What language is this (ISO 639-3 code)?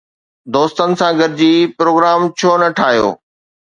snd